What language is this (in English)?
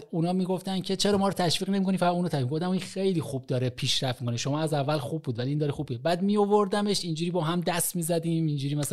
Persian